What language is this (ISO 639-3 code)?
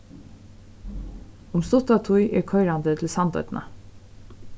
fao